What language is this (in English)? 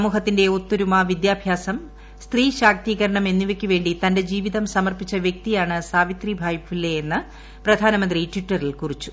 Malayalam